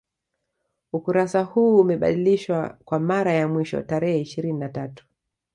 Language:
Swahili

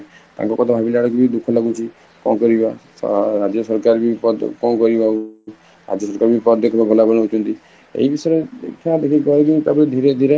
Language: Odia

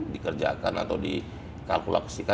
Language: Indonesian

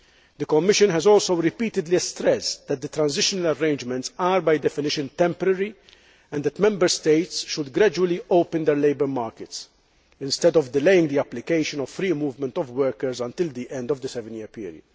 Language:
English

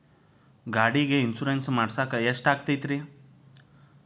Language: Kannada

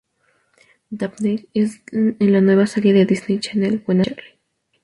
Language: Spanish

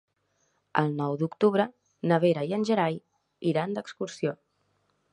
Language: Catalan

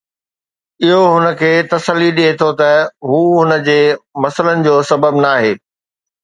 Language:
Sindhi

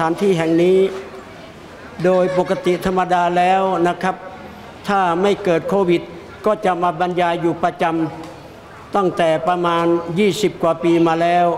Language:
Thai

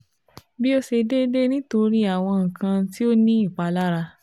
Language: Yoruba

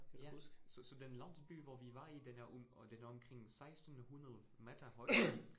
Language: Danish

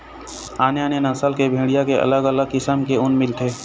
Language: Chhattisgarhi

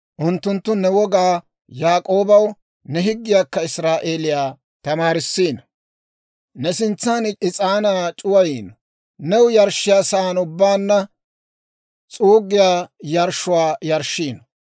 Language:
Dawro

